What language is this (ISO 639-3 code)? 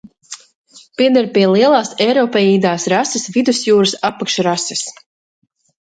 lav